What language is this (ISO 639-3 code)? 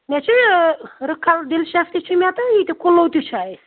kas